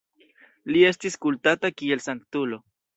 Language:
Esperanto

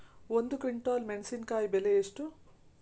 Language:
Kannada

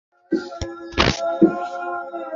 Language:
Bangla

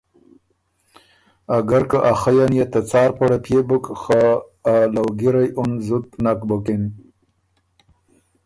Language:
Ormuri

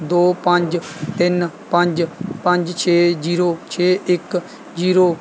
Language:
Punjabi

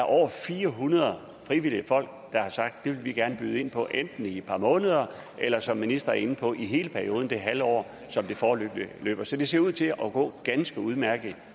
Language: Danish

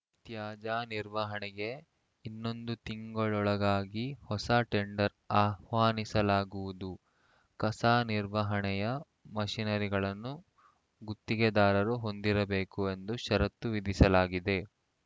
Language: Kannada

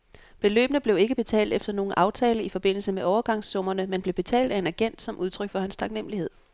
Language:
Danish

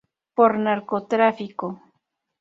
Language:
Spanish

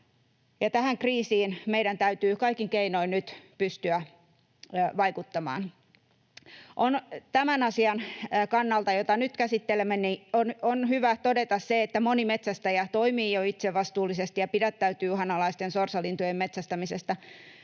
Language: Finnish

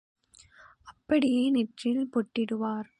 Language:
Tamil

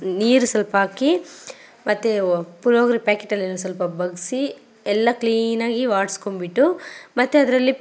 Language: Kannada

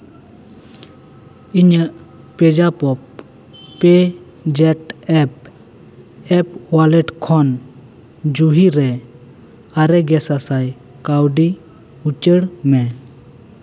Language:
Santali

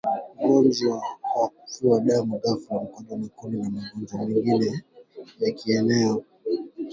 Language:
Swahili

